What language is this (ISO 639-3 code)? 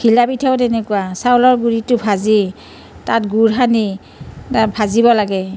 asm